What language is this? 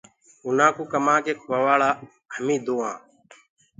Gurgula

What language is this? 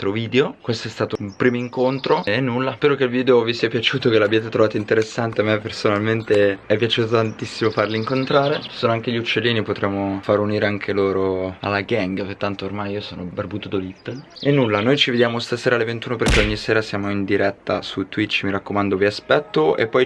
Italian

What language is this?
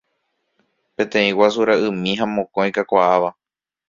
Guarani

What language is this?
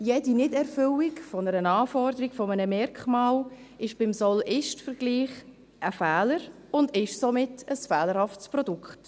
Swiss German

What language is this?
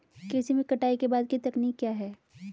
Hindi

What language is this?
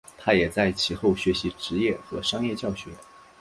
Chinese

